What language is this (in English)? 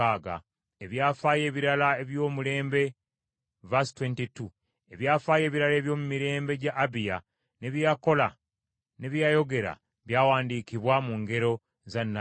Ganda